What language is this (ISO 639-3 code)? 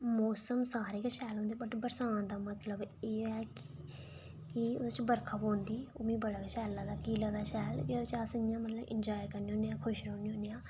doi